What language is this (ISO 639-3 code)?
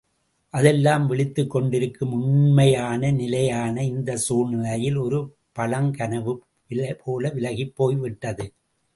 tam